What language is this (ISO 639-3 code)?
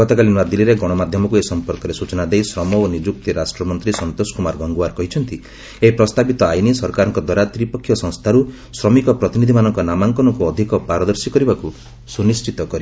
ori